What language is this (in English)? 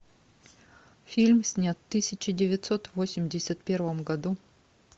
Russian